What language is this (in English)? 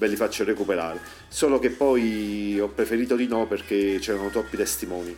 Italian